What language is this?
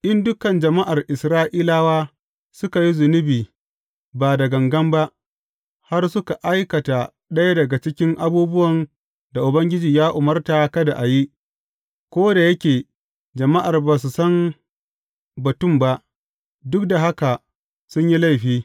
Hausa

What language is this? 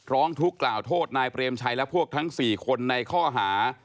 Thai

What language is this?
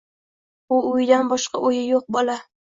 Uzbek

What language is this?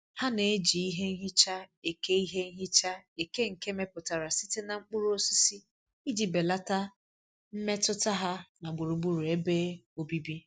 Igbo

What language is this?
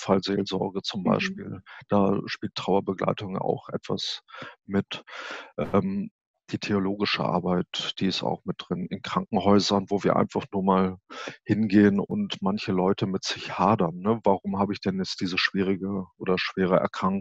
German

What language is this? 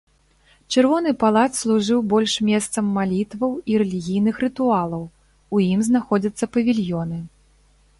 Belarusian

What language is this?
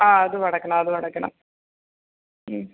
Malayalam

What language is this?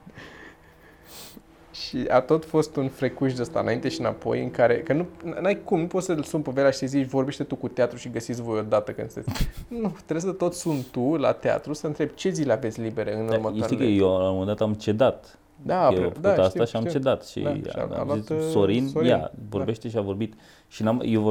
Romanian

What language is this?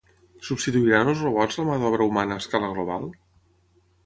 Catalan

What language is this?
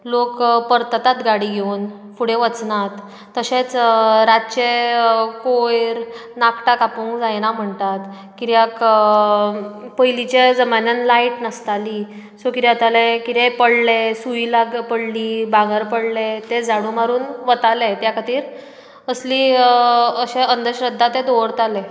Konkani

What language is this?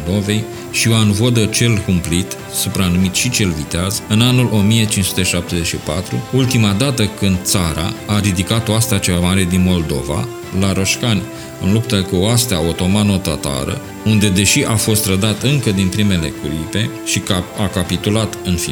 Romanian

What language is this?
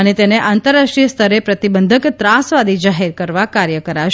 Gujarati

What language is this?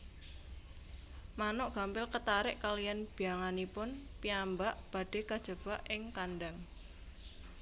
Javanese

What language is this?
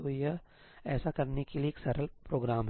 Hindi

